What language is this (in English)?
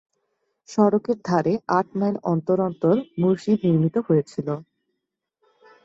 Bangla